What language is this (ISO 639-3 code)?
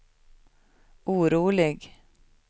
swe